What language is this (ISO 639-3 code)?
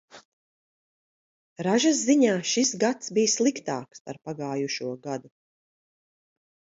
lav